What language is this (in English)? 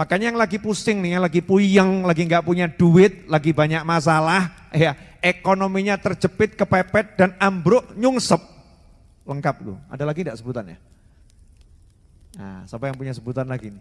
Indonesian